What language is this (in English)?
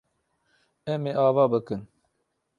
Kurdish